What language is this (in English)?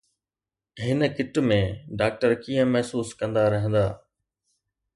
Sindhi